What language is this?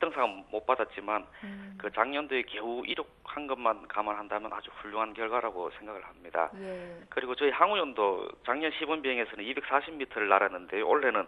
Korean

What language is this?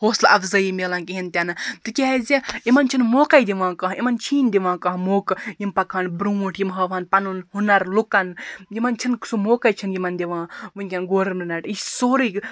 Kashmiri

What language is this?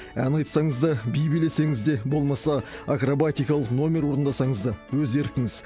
Kazakh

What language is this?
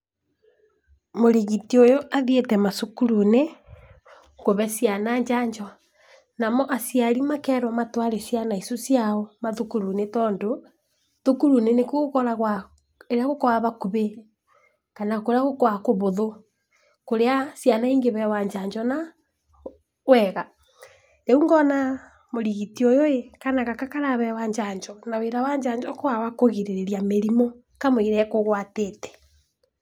Kikuyu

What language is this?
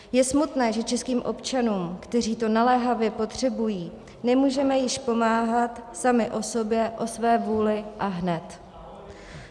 Czech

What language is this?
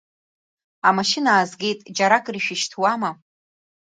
Abkhazian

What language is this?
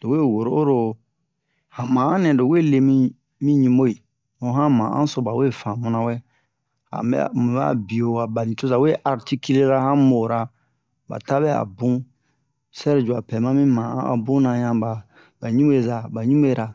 Bomu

